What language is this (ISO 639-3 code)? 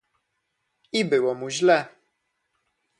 pol